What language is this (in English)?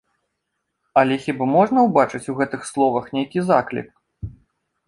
Belarusian